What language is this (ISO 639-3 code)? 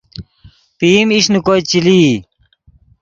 ydg